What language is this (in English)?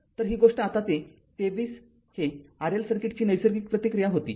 Marathi